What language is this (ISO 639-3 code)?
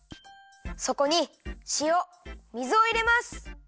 jpn